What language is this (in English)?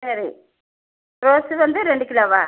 Tamil